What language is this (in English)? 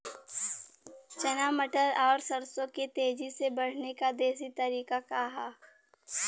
Bhojpuri